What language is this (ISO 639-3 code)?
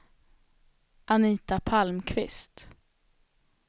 swe